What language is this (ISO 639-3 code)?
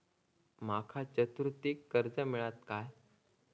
mar